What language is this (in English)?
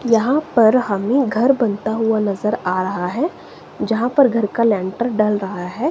Hindi